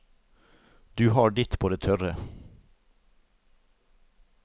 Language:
Norwegian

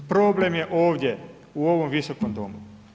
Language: Croatian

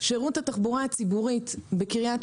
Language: Hebrew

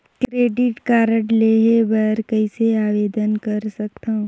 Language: Chhattisgarhi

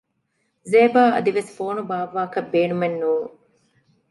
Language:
Divehi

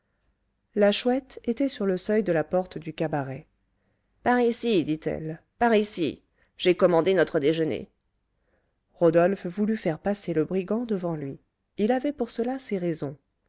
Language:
French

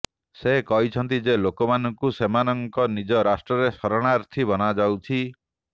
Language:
Odia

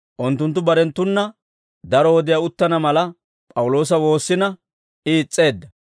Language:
Dawro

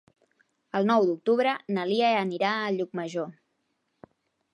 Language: Catalan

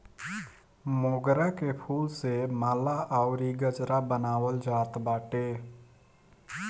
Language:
Bhojpuri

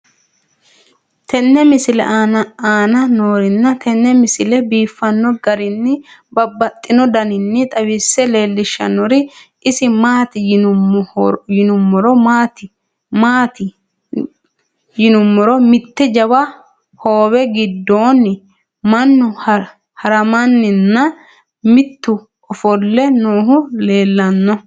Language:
Sidamo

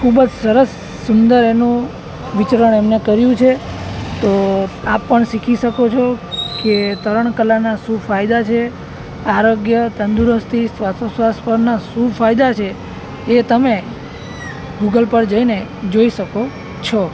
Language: Gujarati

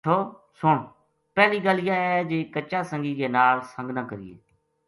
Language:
Gujari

